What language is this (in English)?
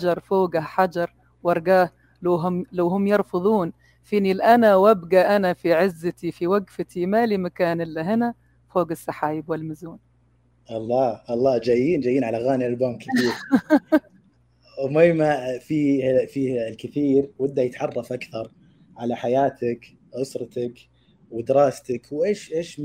Arabic